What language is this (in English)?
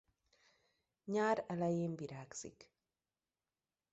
Hungarian